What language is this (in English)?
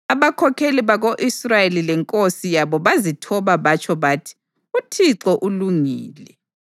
North Ndebele